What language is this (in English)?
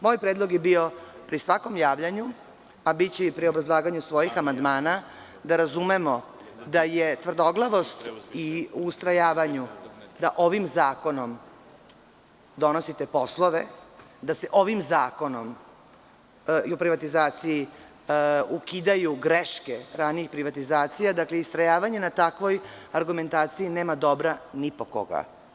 Serbian